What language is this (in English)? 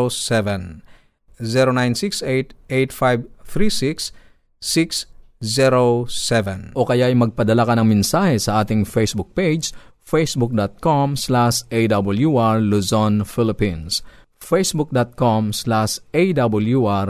Filipino